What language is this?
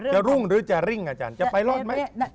Thai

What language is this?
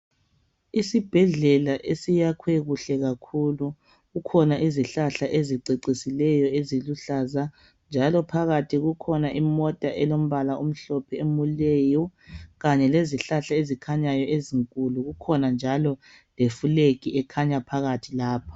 North Ndebele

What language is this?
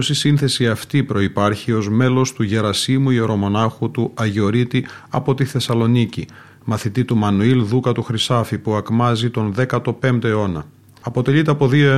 Greek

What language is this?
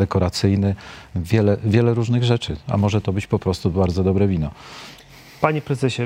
Polish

